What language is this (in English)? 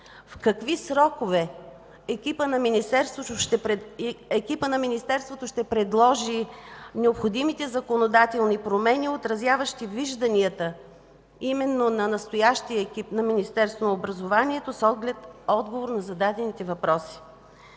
Bulgarian